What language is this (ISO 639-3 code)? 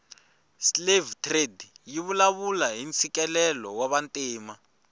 tso